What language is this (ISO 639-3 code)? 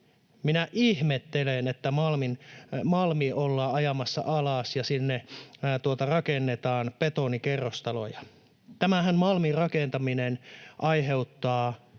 fin